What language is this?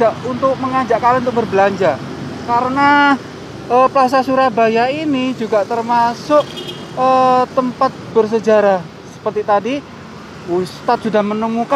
Indonesian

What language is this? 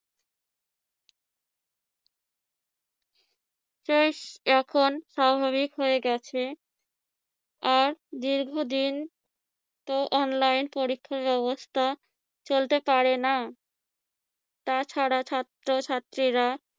Bangla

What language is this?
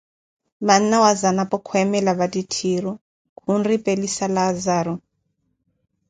Koti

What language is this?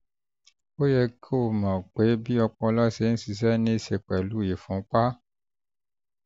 Yoruba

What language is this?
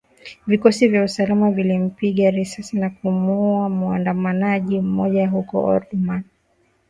Swahili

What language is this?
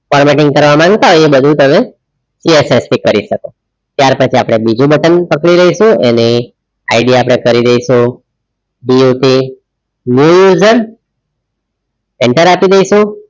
Gujarati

